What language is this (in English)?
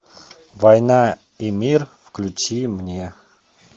Russian